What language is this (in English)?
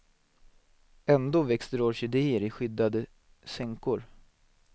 Swedish